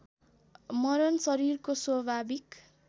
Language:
Nepali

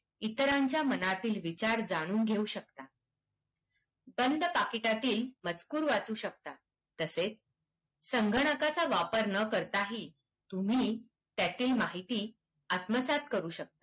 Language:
Marathi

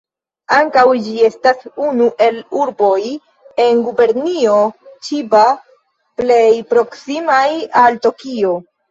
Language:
Esperanto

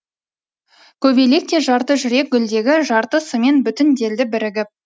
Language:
Kazakh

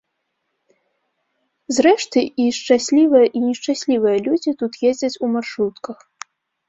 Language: Belarusian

